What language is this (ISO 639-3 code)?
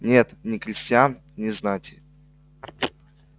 rus